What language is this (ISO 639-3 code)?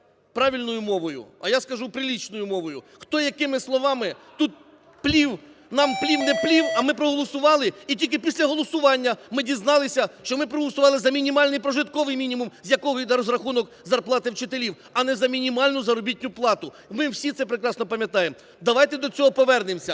ukr